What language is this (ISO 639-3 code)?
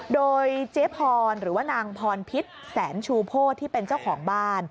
tha